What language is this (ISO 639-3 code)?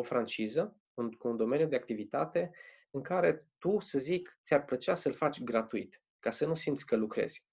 ron